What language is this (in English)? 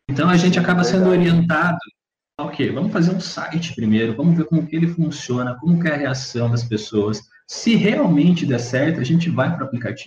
Portuguese